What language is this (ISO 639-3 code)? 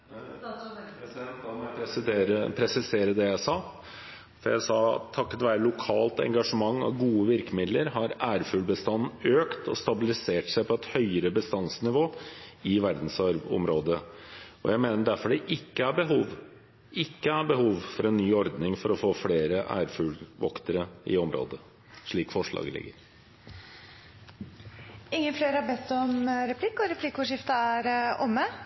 nob